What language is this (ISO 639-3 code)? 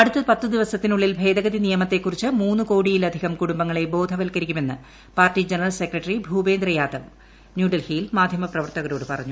mal